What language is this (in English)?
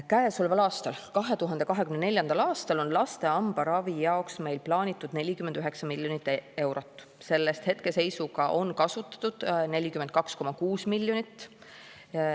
Estonian